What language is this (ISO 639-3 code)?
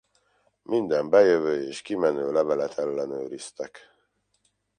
hun